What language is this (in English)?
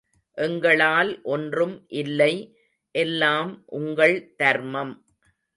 Tamil